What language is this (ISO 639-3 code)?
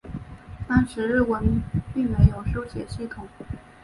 zho